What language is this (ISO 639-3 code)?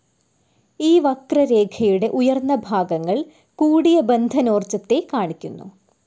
mal